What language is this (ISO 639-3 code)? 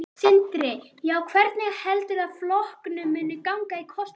isl